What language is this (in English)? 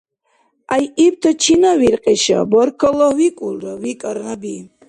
Dargwa